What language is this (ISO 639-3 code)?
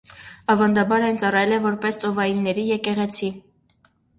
hye